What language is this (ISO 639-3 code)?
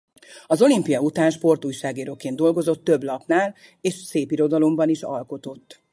hun